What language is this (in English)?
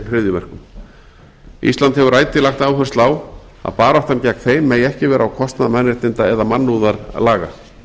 Icelandic